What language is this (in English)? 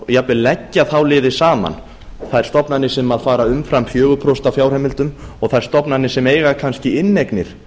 Icelandic